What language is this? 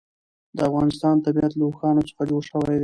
Pashto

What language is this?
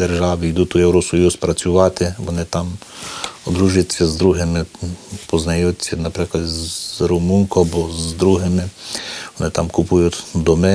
Ukrainian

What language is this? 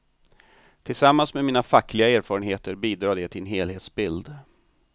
Swedish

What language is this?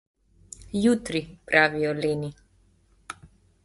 Slovenian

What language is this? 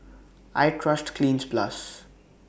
English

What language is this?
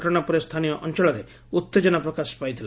Odia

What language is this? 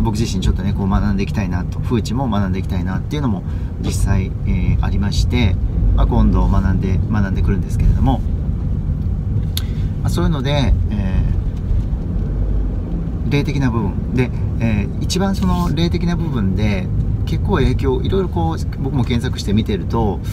Japanese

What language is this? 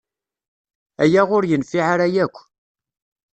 Kabyle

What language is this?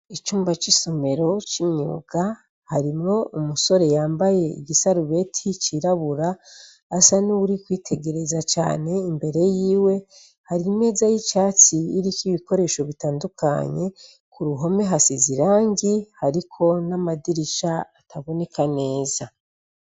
Rundi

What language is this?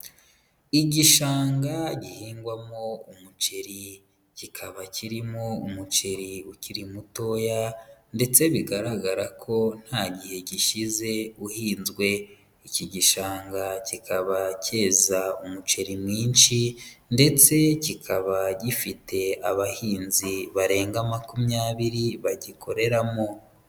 Kinyarwanda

